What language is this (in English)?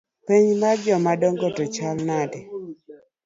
Luo (Kenya and Tanzania)